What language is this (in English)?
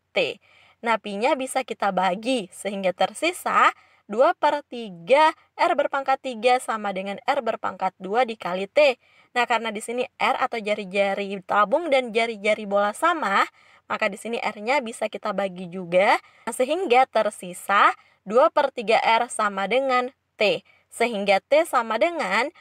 Indonesian